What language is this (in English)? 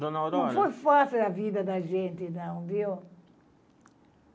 Portuguese